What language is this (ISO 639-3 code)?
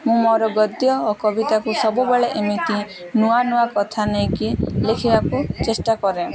ori